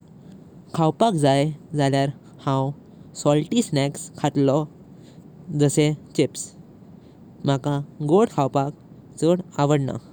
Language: Konkani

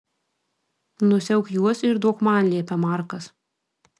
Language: Lithuanian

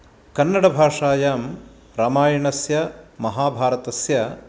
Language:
Sanskrit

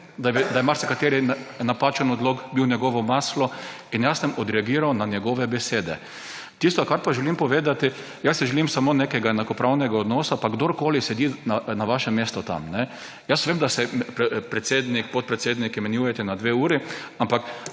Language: Slovenian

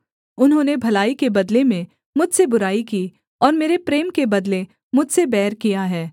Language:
Hindi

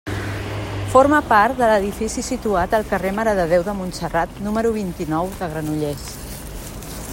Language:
Catalan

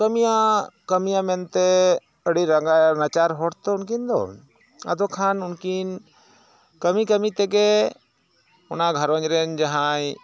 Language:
Santali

